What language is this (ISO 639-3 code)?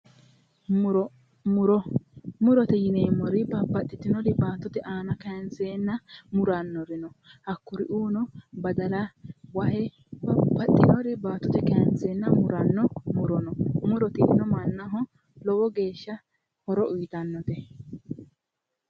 sid